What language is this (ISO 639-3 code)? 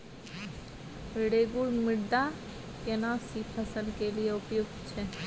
mai